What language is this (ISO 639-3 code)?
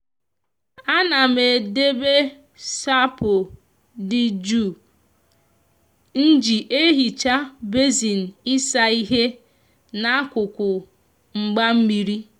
ibo